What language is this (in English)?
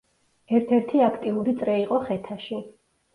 Georgian